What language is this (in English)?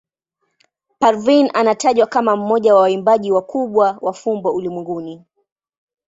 Swahili